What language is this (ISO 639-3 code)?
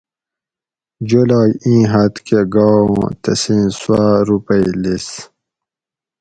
gwc